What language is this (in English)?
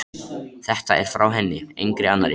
Icelandic